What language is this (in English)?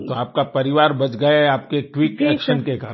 Hindi